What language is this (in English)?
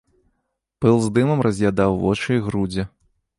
Belarusian